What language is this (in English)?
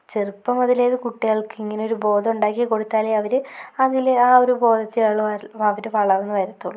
Malayalam